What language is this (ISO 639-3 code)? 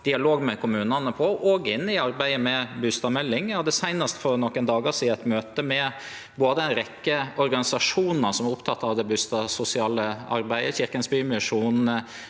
nor